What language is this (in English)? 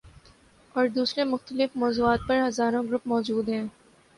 Urdu